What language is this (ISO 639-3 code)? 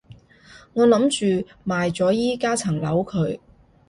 yue